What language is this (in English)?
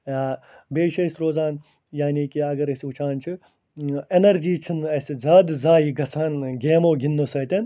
Kashmiri